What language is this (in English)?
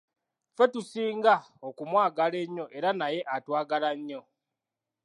Ganda